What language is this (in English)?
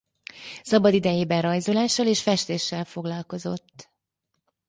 Hungarian